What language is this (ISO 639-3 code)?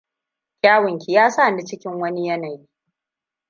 hau